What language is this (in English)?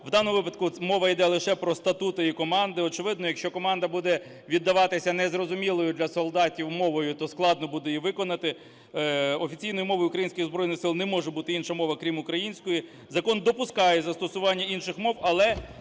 Ukrainian